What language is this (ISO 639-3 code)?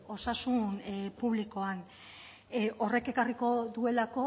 eus